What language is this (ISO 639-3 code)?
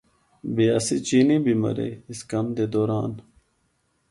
hno